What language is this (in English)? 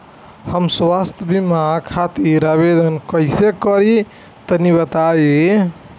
Bhojpuri